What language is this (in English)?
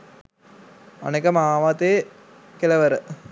Sinhala